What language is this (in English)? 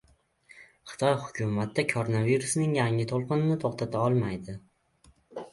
Uzbek